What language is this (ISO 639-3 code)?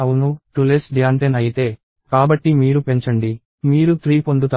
tel